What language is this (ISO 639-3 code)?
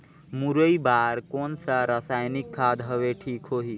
hne